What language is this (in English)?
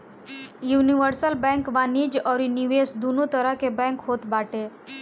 Bhojpuri